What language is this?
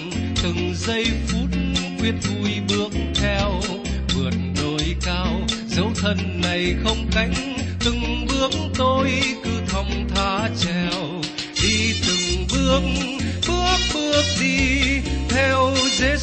Vietnamese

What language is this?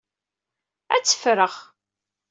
Kabyle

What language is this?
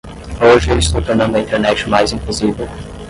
Portuguese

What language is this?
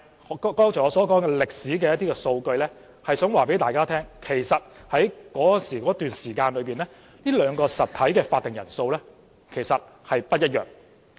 Cantonese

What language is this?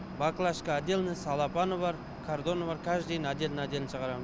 Kazakh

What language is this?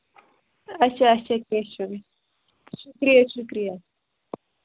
Kashmiri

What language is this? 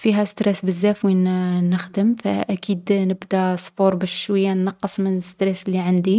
Algerian Arabic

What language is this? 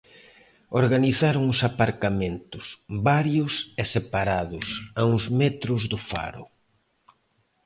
Galician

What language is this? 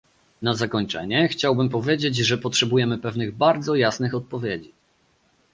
Polish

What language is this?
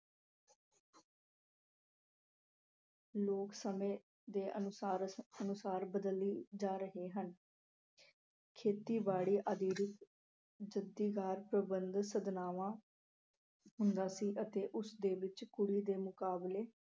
Punjabi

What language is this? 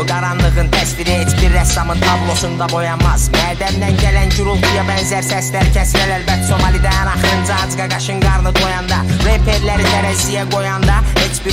Turkish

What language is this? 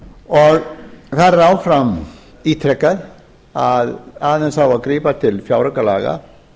Icelandic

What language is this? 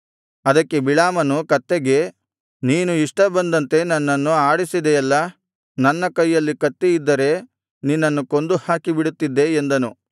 Kannada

